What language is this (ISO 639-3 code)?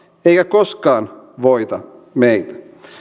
fin